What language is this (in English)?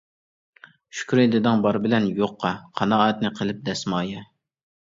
Uyghur